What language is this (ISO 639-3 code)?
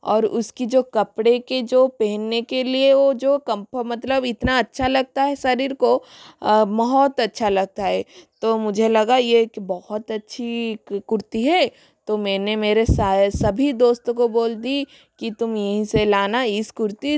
hin